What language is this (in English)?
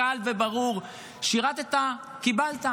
Hebrew